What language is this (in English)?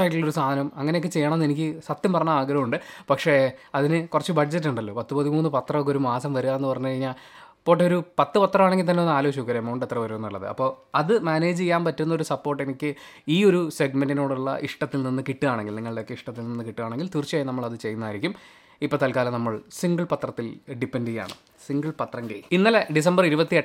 Malayalam